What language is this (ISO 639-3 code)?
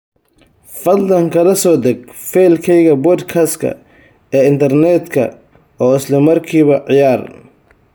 som